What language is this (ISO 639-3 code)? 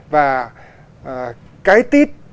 vie